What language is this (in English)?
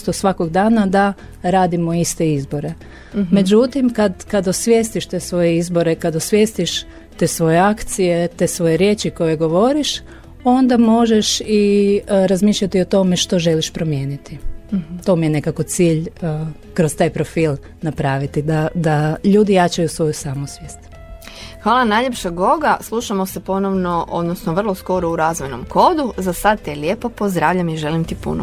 Croatian